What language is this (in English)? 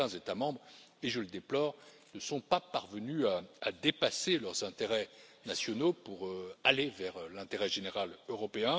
French